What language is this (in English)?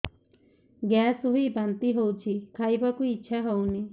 Odia